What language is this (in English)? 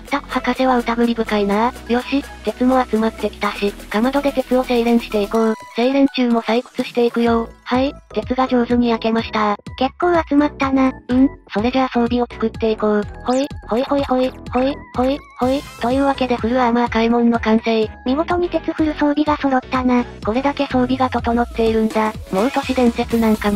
Japanese